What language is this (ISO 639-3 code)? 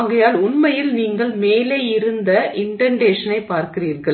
tam